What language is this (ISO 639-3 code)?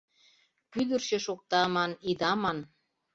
chm